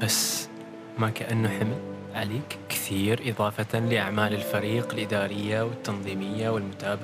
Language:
Arabic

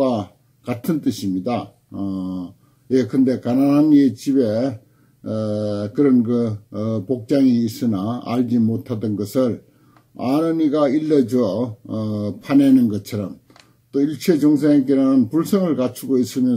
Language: Korean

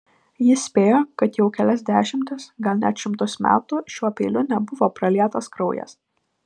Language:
Lithuanian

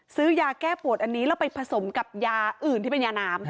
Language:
Thai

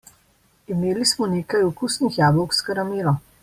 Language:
Slovenian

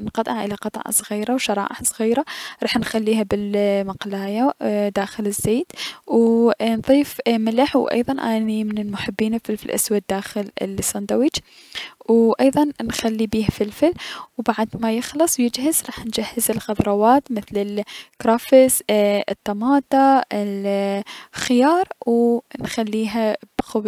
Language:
Mesopotamian Arabic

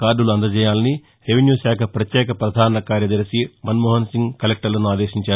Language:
Telugu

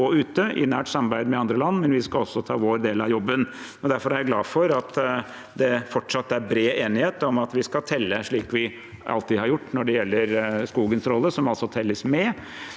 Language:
Norwegian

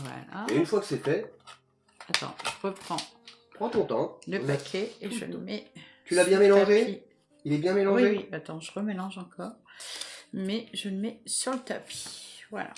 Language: French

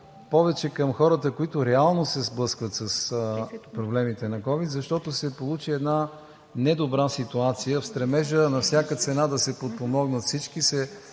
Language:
Bulgarian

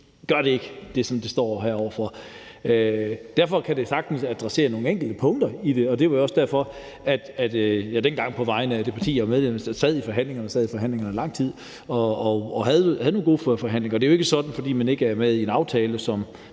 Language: Danish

